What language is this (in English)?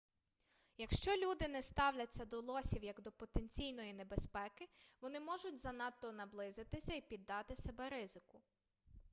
Ukrainian